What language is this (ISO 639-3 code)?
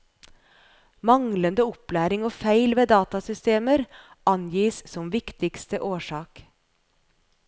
nor